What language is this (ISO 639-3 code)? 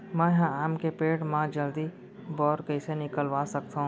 hne